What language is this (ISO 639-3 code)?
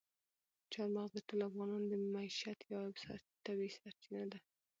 pus